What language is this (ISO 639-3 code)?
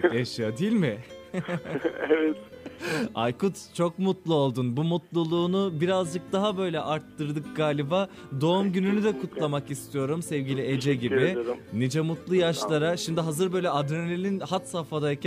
tur